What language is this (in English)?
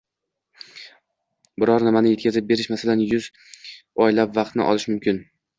Uzbek